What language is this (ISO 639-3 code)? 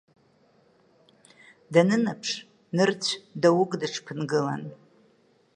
abk